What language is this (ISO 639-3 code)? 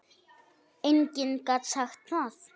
isl